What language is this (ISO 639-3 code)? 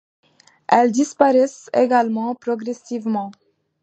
fra